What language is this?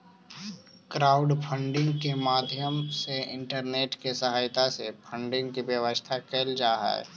Magahi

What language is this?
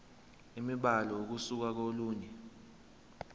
Zulu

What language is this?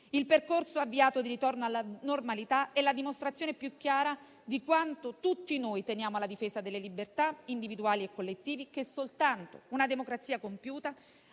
Italian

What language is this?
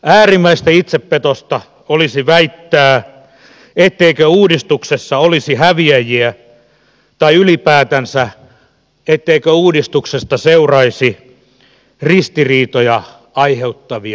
Finnish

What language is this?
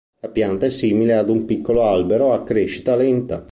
Italian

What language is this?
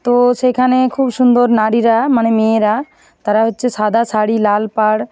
Bangla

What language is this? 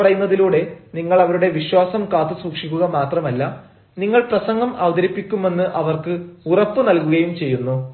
Malayalam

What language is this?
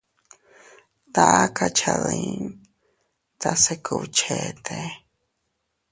Teutila Cuicatec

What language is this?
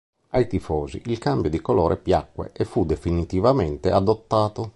Italian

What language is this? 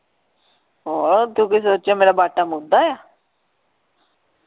Punjabi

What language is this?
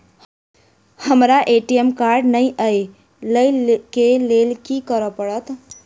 Maithili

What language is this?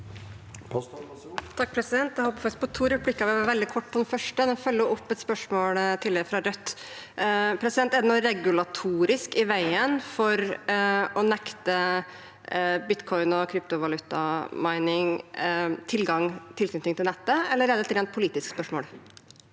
Norwegian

